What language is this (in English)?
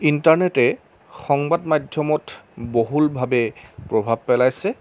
Assamese